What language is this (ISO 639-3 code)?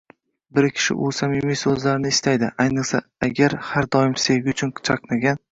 uzb